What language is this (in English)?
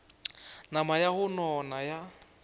Northern Sotho